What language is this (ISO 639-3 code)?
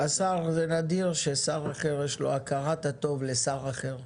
heb